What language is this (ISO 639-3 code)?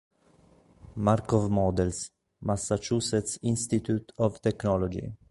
ita